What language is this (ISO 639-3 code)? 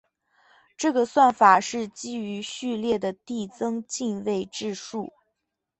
zho